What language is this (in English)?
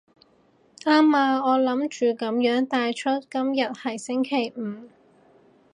Cantonese